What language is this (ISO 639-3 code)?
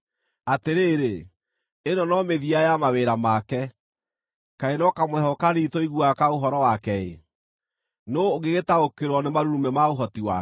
kik